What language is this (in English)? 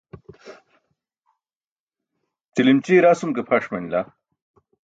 Burushaski